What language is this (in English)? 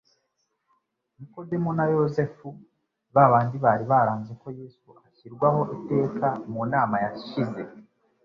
Kinyarwanda